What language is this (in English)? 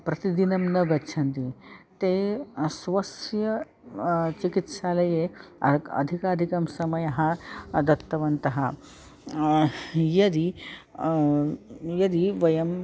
Sanskrit